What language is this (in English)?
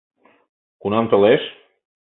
Mari